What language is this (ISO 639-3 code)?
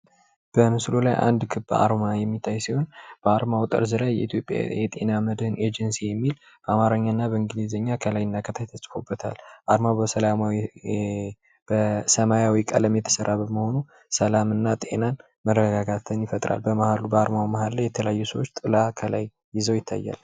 amh